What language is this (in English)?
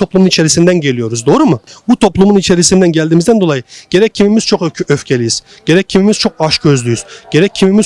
Turkish